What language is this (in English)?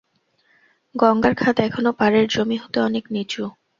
Bangla